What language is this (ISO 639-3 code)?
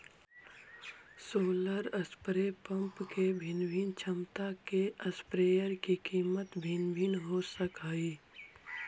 mag